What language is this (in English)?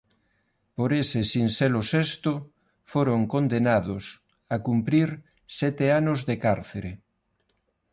Galician